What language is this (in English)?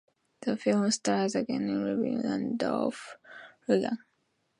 English